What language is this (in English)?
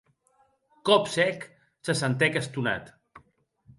Occitan